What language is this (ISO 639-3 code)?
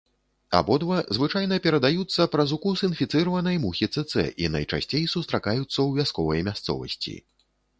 bel